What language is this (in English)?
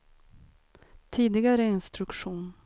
Swedish